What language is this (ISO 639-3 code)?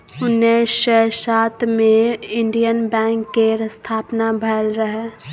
mai